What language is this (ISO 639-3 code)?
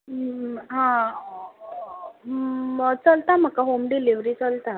kok